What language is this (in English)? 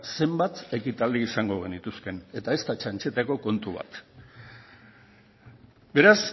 Basque